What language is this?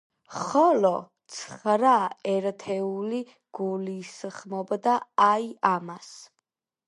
Georgian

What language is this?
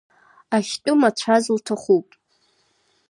Abkhazian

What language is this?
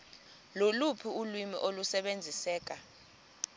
Xhosa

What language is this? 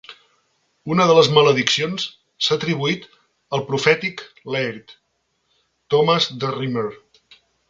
Catalan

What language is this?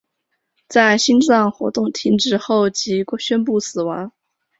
Chinese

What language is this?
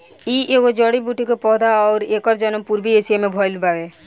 Bhojpuri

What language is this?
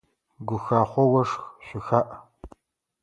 Adyghe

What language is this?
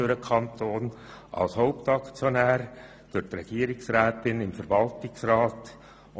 Swiss German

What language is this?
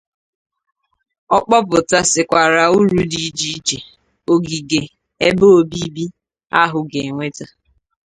Igbo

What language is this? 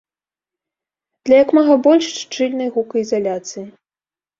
Belarusian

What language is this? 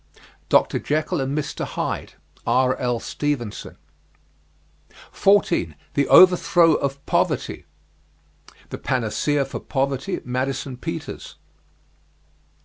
English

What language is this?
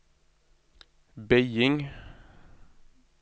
Norwegian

